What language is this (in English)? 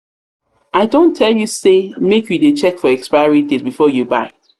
Nigerian Pidgin